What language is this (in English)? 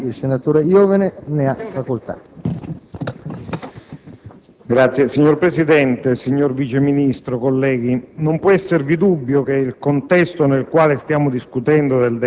Italian